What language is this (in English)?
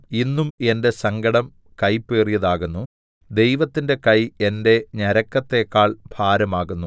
Malayalam